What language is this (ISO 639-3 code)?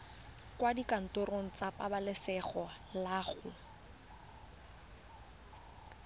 tsn